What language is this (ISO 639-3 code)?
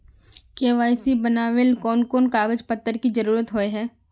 mag